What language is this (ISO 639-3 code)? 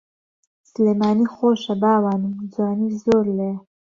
ckb